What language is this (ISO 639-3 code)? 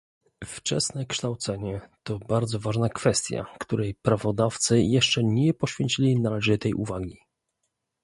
pol